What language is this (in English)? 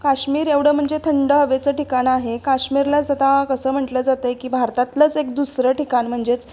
Marathi